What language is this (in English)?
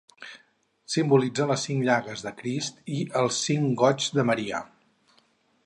Catalan